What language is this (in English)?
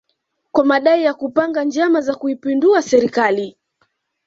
Swahili